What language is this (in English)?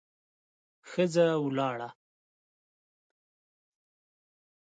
Pashto